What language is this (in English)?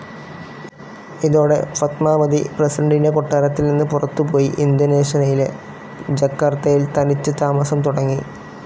Malayalam